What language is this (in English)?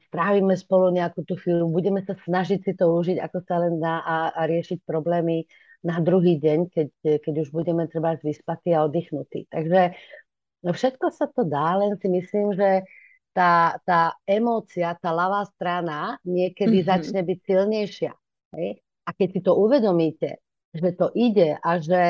Slovak